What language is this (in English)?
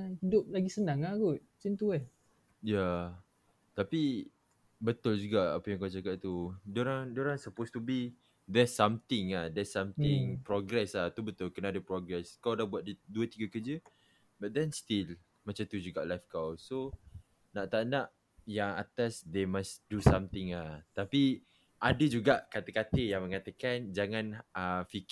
Malay